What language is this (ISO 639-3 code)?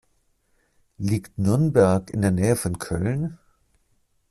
deu